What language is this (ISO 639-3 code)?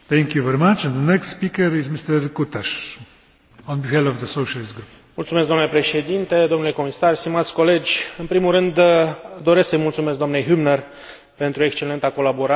ron